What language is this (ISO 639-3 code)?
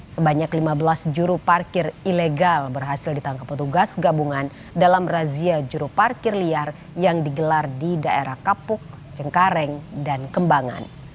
ind